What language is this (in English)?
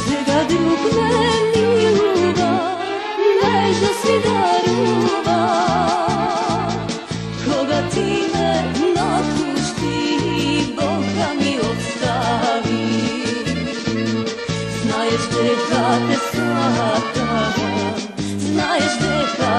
Romanian